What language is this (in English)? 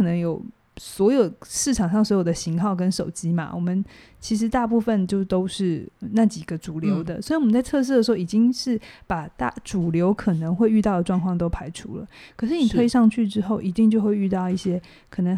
Chinese